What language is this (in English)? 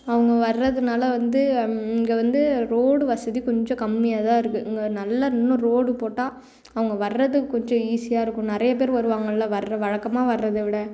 Tamil